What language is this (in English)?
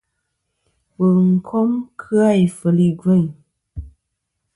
Kom